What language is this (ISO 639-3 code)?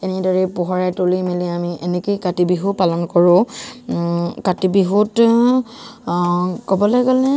asm